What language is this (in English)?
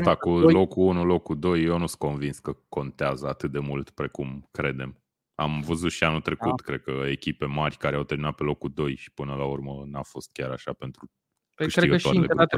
Romanian